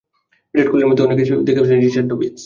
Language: Bangla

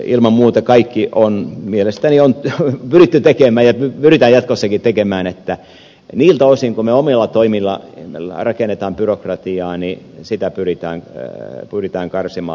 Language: Finnish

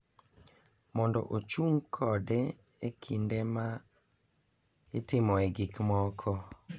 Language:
Luo (Kenya and Tanzania)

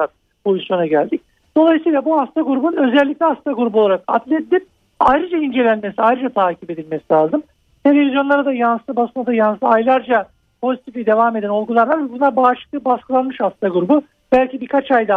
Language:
Turkish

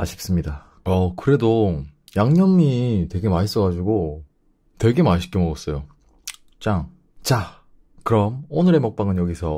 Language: Korean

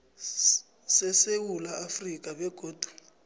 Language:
South Ndebele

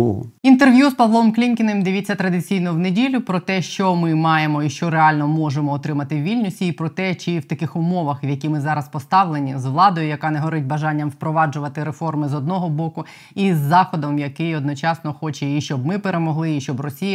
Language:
Ukrainian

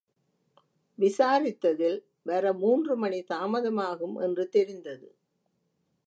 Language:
Tamil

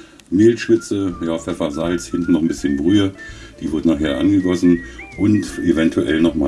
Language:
German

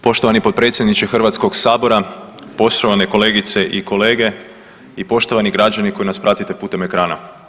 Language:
Croatian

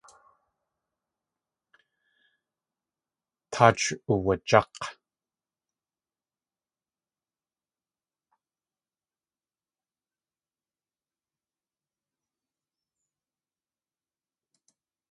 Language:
Tlingit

